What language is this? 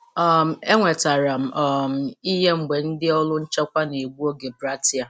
Igbo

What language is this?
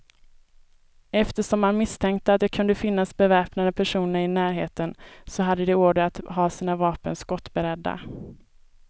Swedish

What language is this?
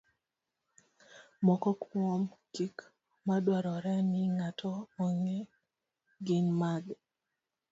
Luo (Kenya and Tanzania)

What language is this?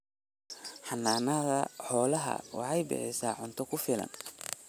Somali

